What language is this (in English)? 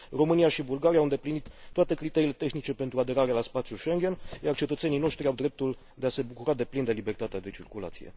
Romanian